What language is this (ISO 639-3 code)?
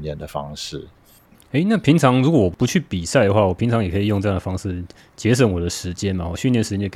zho